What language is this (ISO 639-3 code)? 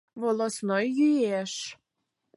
chm